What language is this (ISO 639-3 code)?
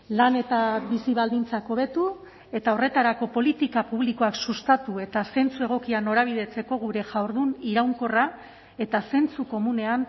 eus